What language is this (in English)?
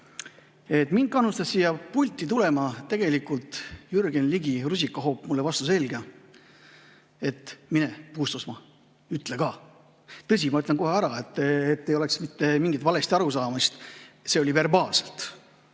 Estonian